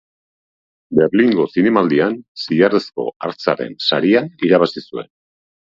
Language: Basque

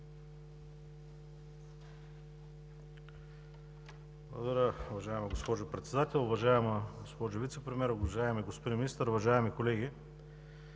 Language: Bulgarian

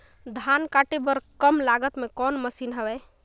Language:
Chhattisgarhi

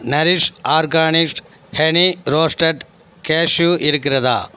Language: Tamil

